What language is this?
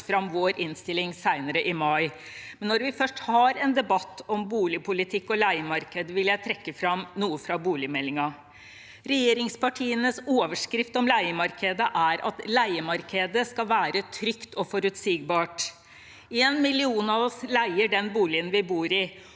Norwegian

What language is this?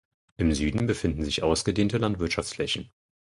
German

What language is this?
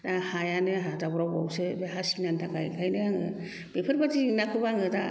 Bodo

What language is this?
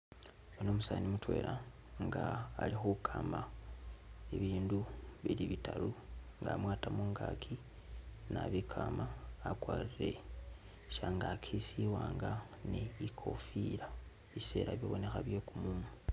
Masaaba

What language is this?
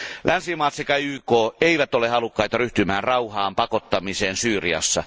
Finnish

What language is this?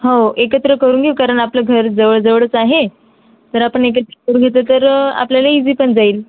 Marathi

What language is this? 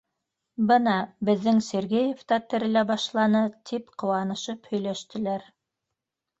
Bashkir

